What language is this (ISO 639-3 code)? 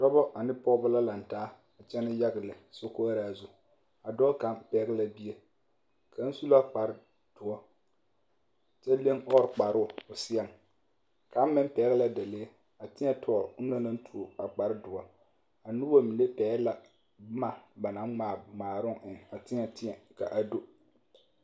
dga